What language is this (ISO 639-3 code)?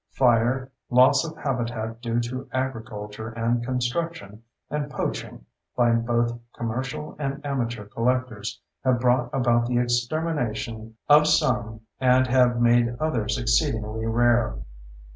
eng